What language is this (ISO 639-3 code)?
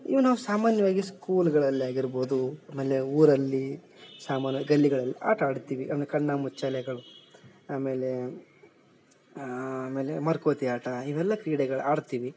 kan